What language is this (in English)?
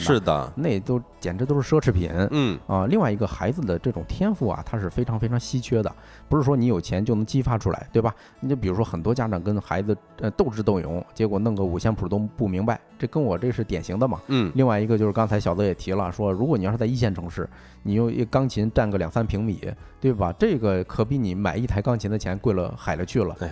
Chinese